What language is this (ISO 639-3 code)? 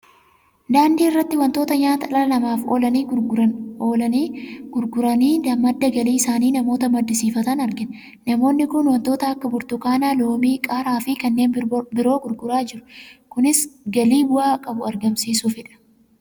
orm